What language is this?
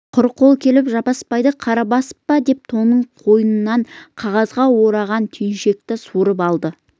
Kazakh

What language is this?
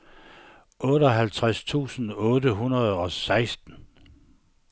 Danish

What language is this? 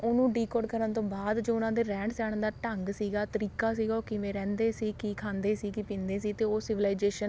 Punjabi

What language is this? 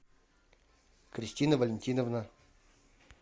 Russian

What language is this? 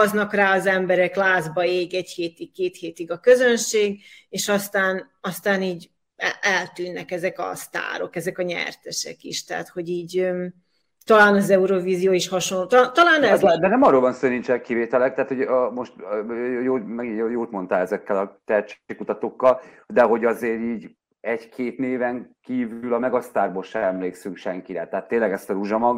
Hungarian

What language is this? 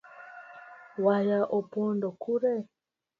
Luo (Kenya and Tanzania)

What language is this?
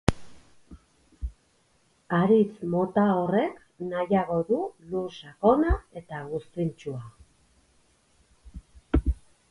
Basque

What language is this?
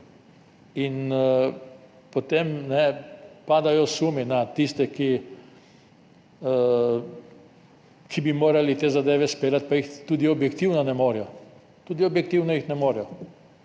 Slovenian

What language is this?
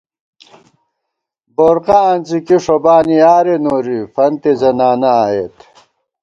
Gawar-Bati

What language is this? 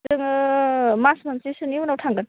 Bodo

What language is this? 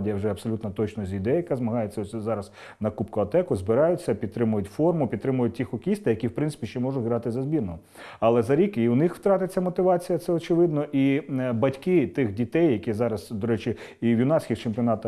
Ukrainian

